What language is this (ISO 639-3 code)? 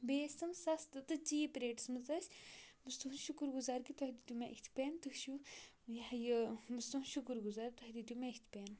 kas